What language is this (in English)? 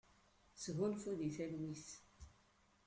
Kabyle